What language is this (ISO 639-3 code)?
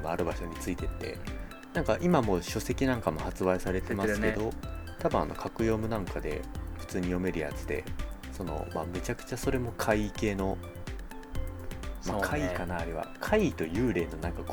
jpn